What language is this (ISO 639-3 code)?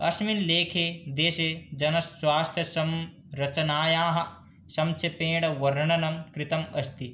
san